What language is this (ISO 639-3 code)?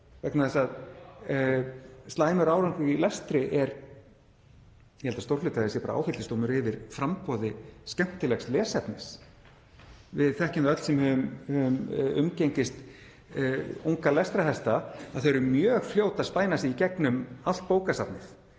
isl